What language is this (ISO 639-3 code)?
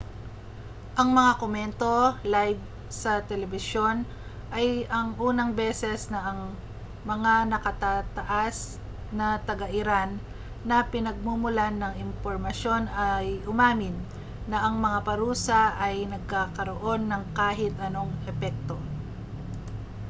fil